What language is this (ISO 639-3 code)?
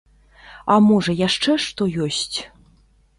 bel